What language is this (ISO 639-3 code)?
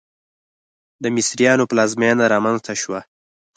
pus